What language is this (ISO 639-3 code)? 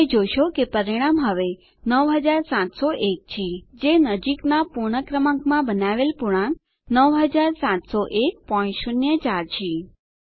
guj